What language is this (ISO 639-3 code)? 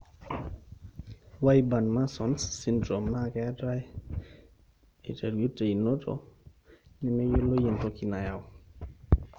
mas